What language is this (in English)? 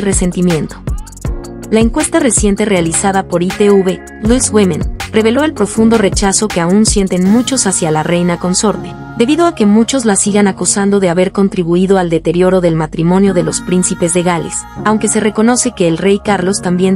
Spanish